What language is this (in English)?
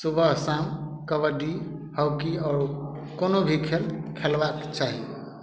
Maithili